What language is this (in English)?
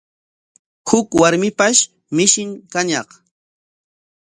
Corongo Ancash Quechua